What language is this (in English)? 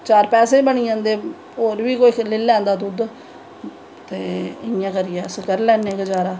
Dogri